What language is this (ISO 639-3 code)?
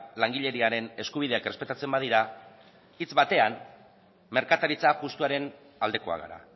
eus